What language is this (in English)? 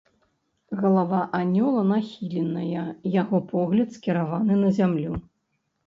Belarusian